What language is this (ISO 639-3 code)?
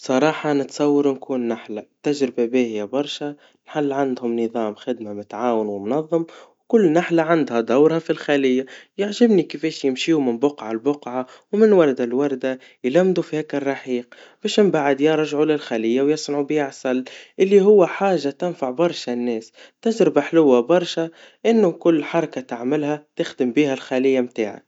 aeb